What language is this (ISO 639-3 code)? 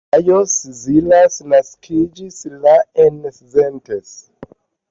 epo